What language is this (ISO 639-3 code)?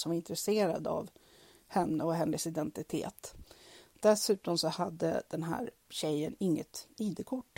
swe